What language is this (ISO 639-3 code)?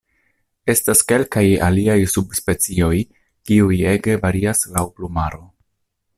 epo